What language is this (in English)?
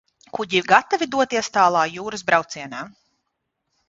Latvian